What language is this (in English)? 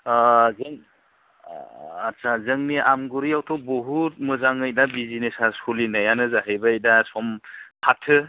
Bodo